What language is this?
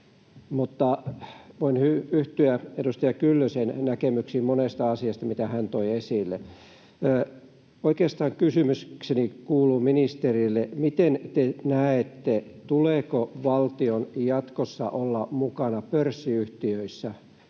Finnish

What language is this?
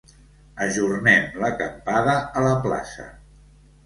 Catalan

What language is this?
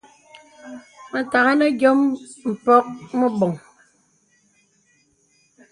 Bebele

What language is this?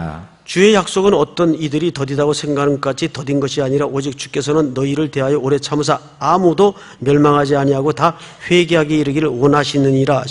Korean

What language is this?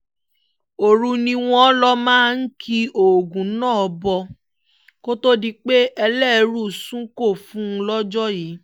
Yoruba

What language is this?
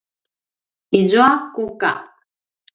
Paiwan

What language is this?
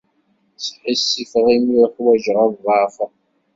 Kabyle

